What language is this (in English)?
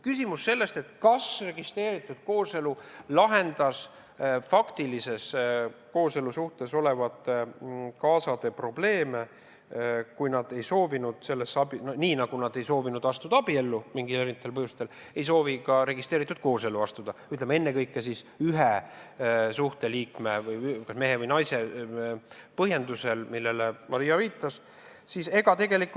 Estonian